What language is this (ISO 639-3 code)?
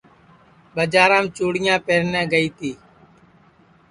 ssi